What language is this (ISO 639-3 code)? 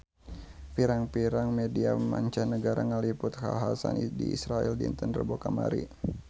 sun